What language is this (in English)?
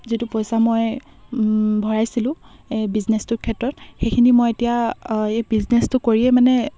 Assamese